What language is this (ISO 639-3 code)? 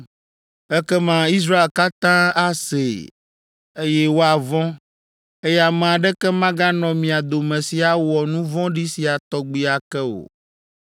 ewe